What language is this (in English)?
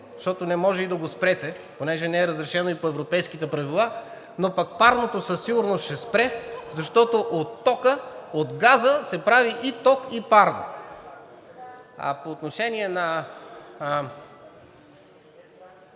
Bulgarian